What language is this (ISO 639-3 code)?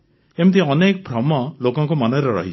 ori